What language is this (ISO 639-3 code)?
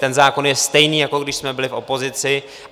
ces